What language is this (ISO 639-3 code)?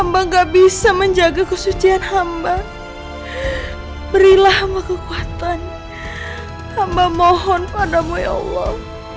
ind